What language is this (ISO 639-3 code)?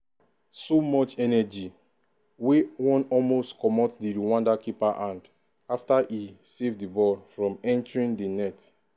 pcm